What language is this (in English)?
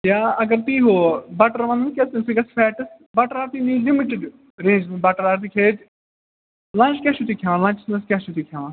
Kashmiri